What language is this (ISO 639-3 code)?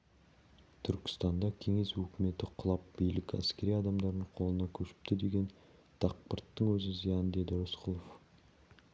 kaz